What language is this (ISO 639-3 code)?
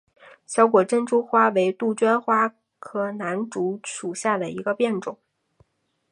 zho